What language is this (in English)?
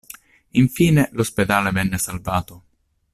Italian